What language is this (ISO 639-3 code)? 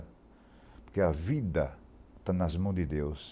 por